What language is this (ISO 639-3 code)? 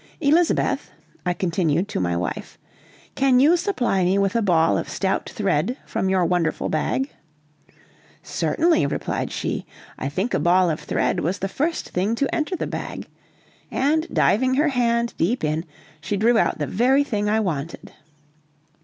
eng